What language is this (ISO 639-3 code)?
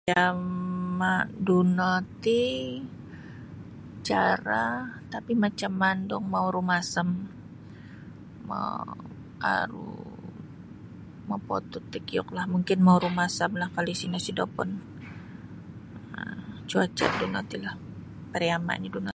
bsy